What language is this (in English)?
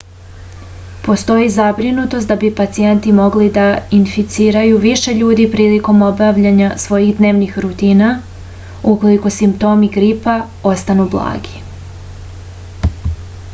Serbian